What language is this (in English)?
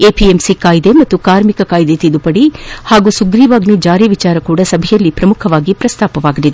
Kannada